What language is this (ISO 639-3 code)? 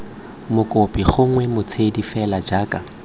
tsn